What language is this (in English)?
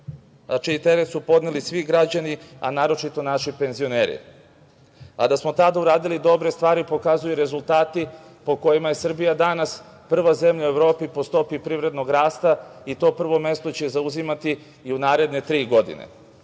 Serbian